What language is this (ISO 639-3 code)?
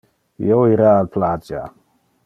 ina